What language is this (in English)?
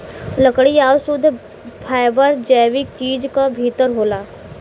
Bhojpuri